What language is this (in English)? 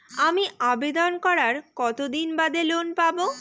Bangla